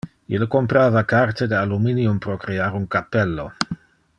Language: Interlingua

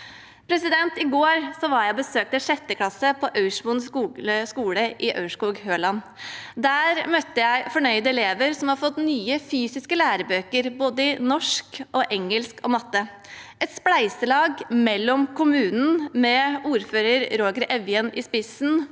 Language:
Norwegian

